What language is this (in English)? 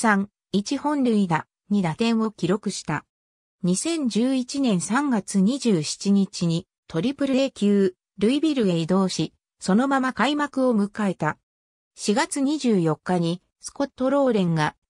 Japanese